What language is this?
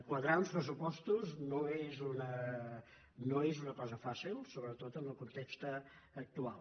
Catalan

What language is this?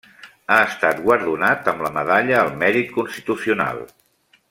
Catalan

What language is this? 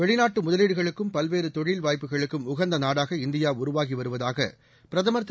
Tamil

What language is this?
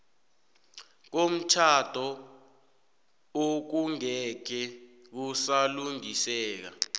South Ndebele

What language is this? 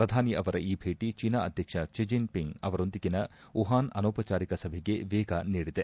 Kannada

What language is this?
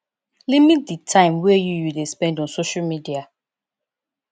Nigerian Pidgin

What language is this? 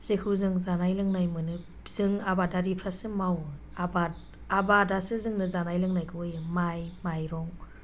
Bodo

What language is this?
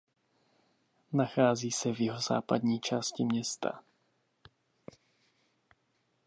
Czech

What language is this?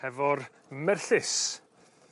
Welsh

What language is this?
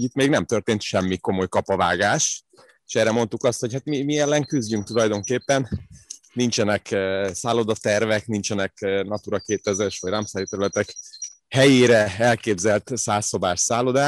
Hungarian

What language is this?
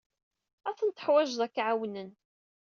Kabyle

